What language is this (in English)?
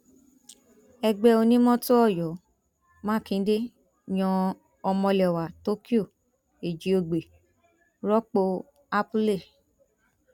Yoruba